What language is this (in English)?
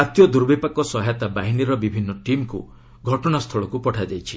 Odia